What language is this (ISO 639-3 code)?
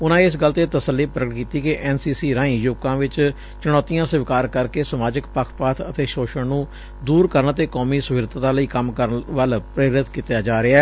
pan